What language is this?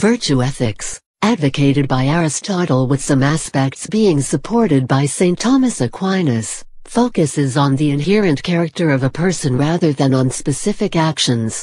English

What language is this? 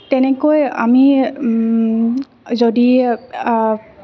Assamese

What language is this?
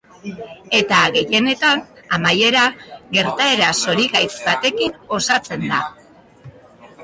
Basque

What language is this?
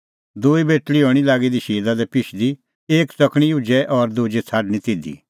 Kullu Pahari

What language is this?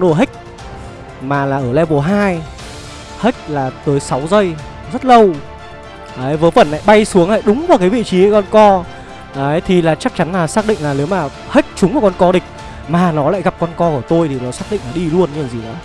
Vietnamese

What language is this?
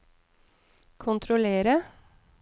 Norwegian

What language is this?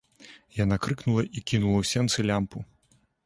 Belarusian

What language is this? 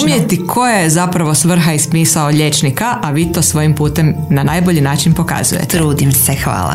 Croatian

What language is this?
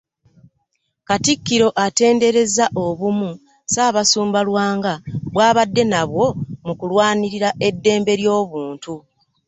Ganda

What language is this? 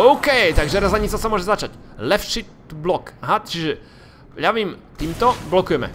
Slovak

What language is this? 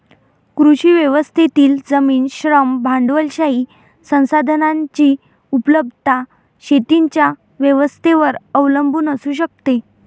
Marathi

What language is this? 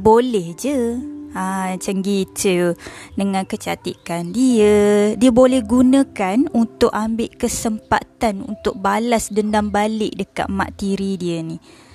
Malay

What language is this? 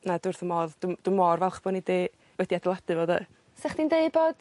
Welsh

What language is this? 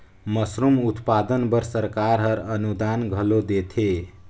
Chhattisgarhi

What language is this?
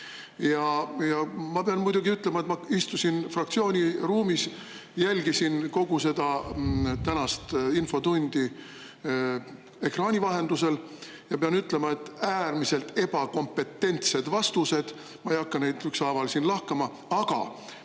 Estonian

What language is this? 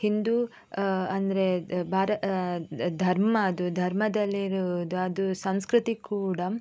Kannada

